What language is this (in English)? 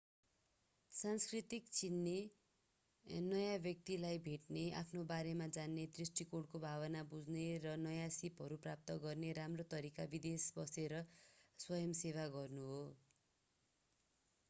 Nepali